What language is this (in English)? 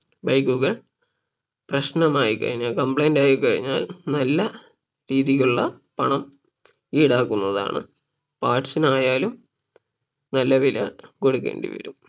Malayalam